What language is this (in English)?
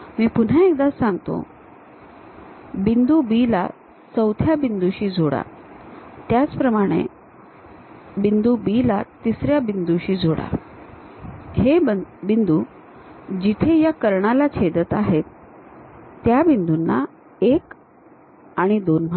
Marathi